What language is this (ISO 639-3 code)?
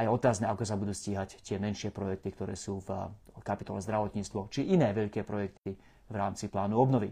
slk